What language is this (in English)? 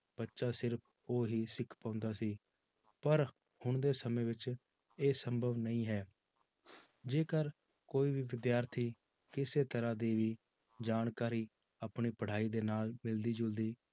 Punjabi